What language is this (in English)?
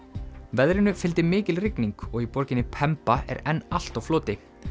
Icelandic